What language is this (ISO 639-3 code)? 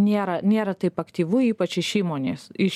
lit